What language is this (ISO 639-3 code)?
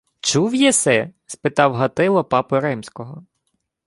ukr